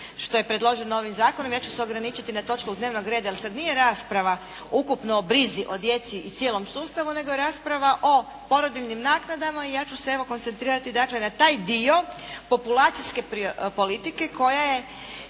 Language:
Croatian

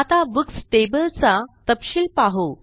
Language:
Marathi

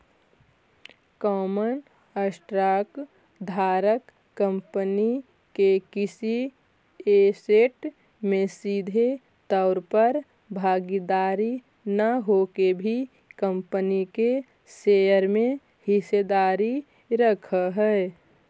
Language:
Magahi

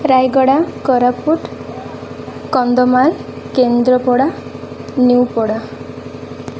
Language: Odia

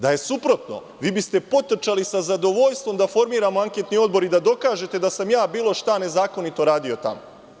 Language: Serbian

